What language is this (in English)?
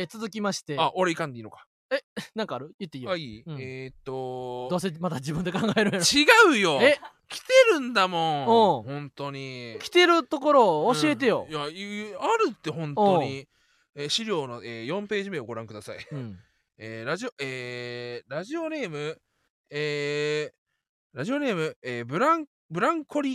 Japanese